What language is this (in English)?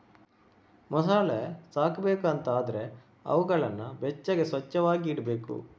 Kannada